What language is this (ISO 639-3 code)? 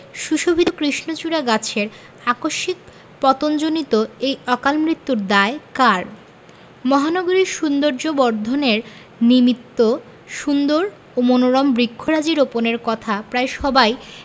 ben